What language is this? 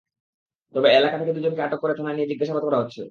Bangla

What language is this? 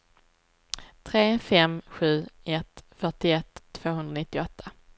Swedish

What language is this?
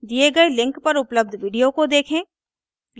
Hindi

